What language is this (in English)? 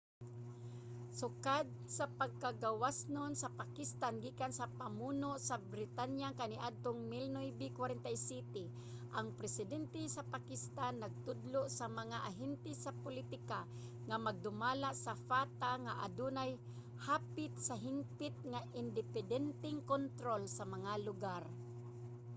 Cebuano